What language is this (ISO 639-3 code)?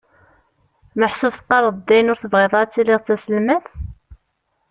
kab